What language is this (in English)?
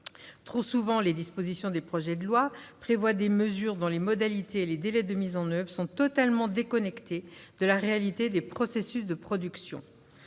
French